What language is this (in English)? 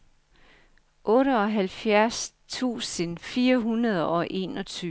Danish